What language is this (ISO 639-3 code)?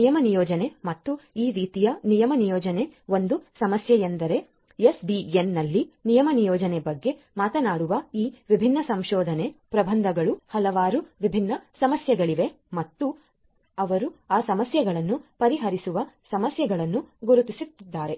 kan